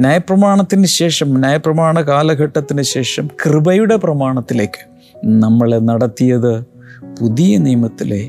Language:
Malayalam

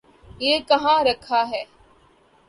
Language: Urdu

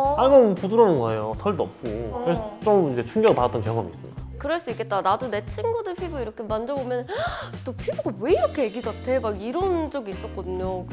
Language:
Korean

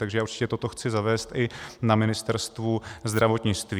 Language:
Czech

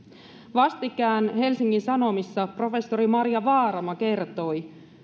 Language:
Finnish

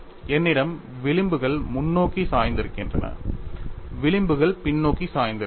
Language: Tamil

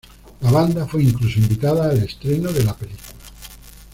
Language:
Spanish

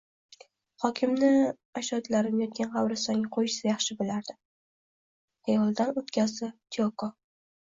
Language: Uzbek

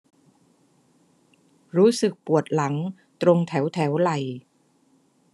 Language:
Thai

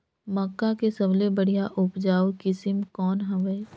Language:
Chhattisgarhi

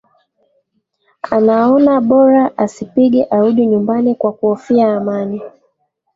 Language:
Swahili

